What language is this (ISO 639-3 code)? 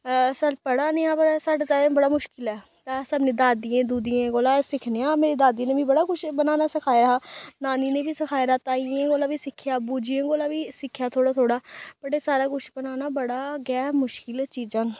doi